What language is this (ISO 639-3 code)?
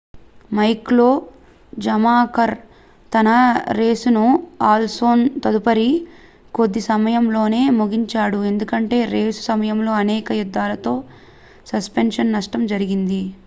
tel